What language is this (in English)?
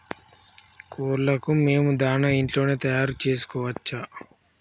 Telugu